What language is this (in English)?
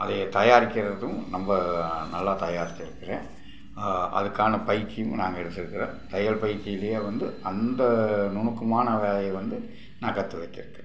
Tamil